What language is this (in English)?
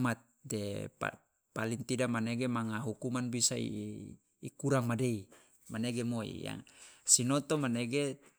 Loloda